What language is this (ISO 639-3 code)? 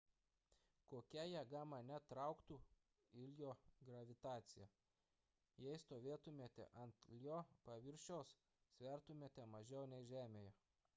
lit